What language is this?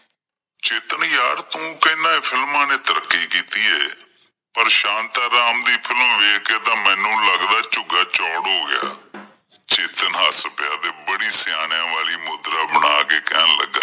Punjabi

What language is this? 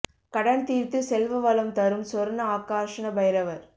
Tamil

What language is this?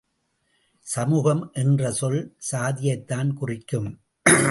Tamil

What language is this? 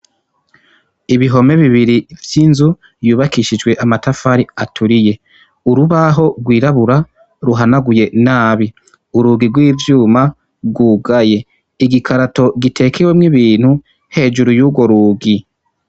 Rundi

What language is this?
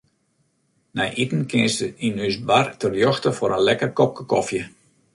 Western Frisian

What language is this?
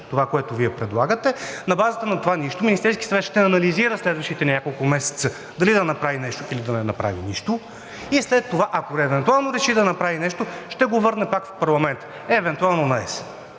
Bulgarian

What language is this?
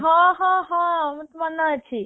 Odia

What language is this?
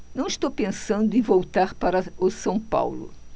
Portuguese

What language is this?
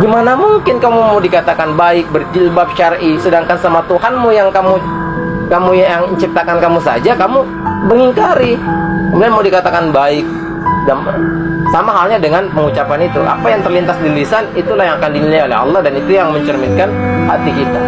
Indonesian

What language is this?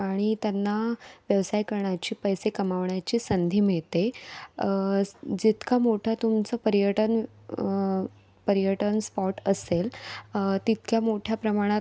Marathi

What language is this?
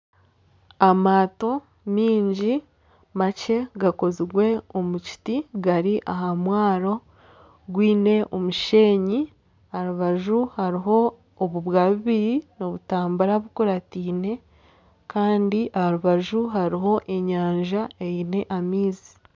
Nyankole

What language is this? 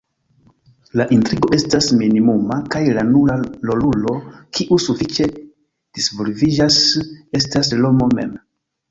Esperanto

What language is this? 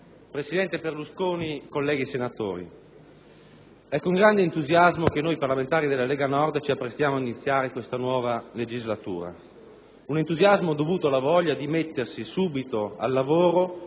Italian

